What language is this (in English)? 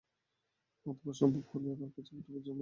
Bangla